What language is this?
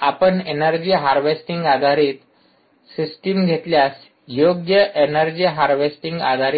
Marathi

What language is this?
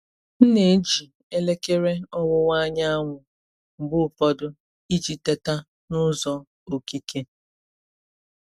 Igbo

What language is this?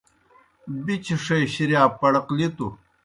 Kohistani Shina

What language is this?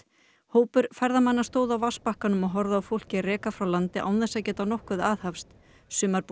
Icelandic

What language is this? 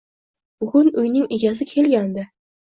Uzbek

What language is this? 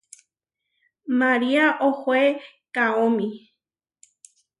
Huarijio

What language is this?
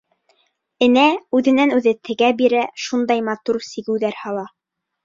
Bashkir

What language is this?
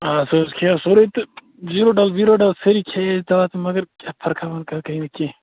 Kashmiri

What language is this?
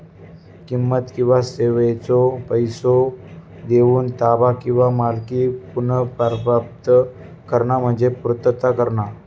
Marathi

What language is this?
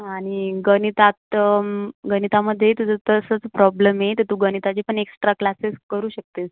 Marathi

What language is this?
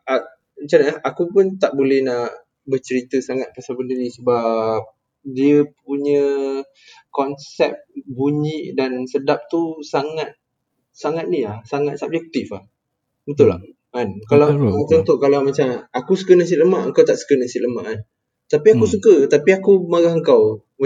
Malay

